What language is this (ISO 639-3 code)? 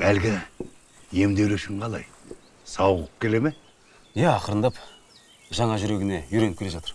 tur